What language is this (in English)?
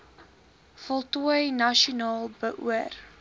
Afrikaans